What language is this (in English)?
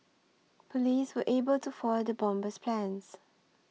English